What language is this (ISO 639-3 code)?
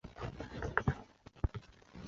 zho